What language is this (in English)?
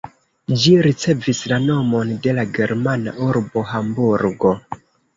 Esperanto